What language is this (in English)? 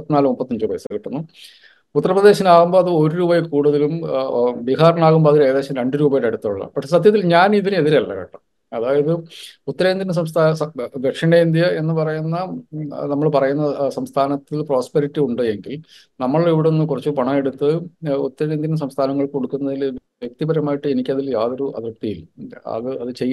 Malayalam